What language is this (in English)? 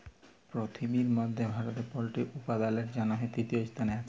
Bangla